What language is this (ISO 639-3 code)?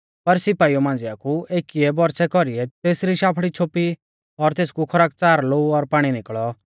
bfz